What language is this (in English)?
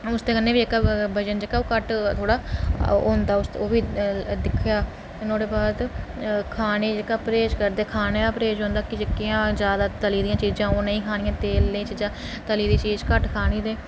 Dogri